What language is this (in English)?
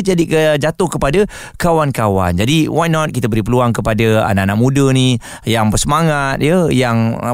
Malay